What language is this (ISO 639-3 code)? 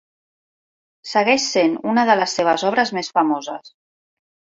cat